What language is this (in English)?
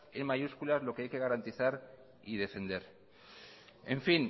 Spanish